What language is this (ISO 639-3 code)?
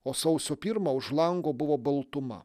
lit